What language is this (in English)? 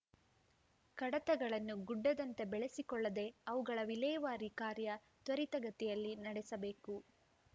Kannada